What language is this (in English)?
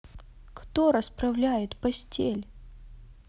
Russian